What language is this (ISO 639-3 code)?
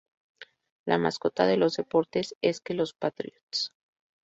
spa